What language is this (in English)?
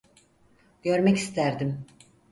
Turkish